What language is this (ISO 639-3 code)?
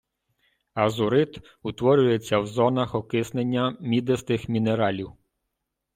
ukr